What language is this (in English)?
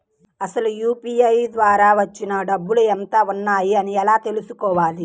Telugu